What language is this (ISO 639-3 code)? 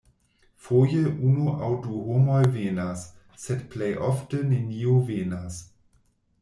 epo